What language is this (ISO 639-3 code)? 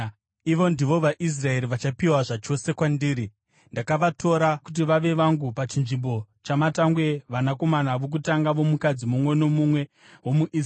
sna